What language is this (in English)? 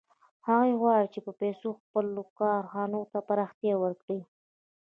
Pashto